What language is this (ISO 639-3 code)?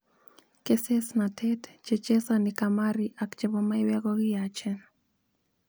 kln